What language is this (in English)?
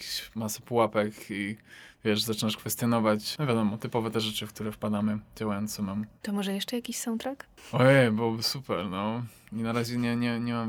Polish